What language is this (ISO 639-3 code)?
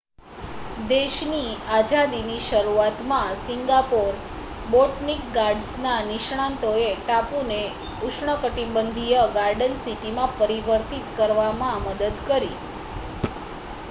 guj